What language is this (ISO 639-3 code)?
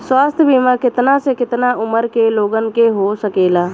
bho